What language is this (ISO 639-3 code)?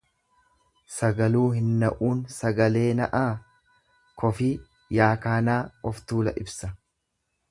orm